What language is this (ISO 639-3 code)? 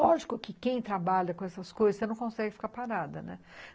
por